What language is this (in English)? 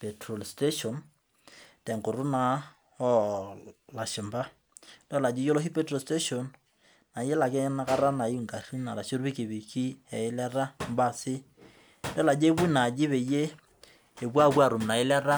Masai